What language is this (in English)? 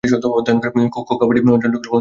Bangla